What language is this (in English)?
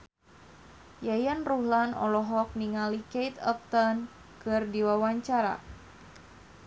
Sundanese